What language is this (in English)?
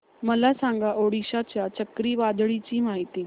Marathi